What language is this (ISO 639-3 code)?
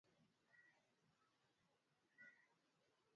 swa